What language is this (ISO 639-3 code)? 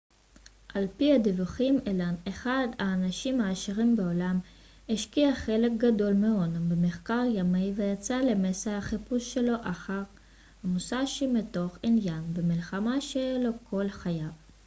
heb